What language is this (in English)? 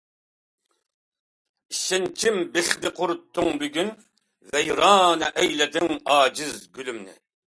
Uyghur